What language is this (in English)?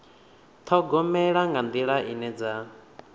Venda